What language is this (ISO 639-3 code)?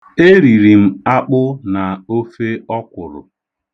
ibo